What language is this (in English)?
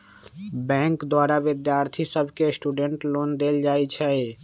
Magahi